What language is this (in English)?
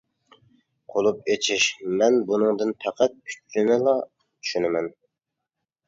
Uyghur